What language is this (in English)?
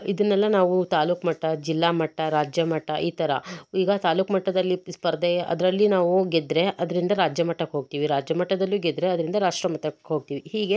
Kannada